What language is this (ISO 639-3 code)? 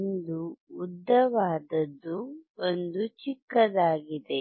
kan